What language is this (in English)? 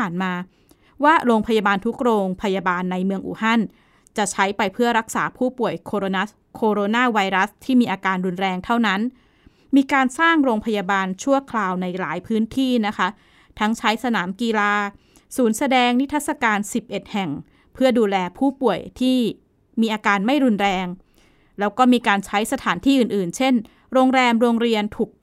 Thai